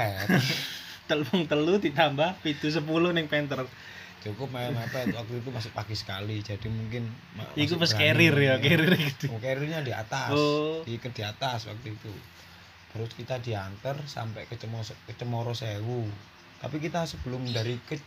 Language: Indonesian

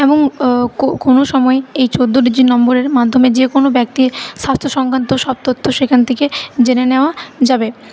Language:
Bangla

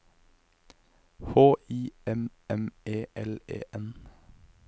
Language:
Norwegian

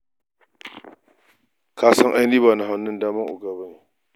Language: Hausa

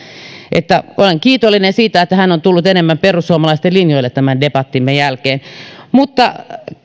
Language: Finnish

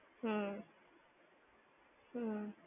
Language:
Gujarati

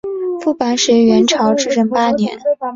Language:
Chinese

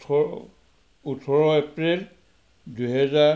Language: Assamese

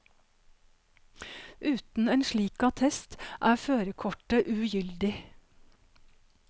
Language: Norwegian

